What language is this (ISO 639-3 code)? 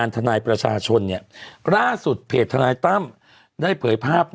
tha